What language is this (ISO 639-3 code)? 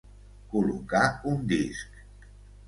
cat